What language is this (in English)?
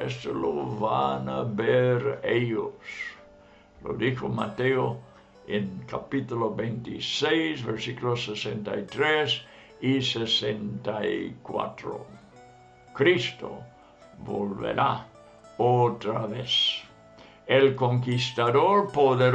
Spanish